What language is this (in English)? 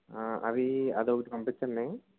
Telugu